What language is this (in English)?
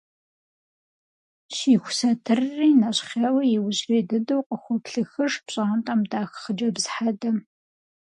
Kabardian